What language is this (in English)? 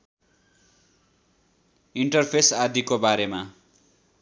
Nepali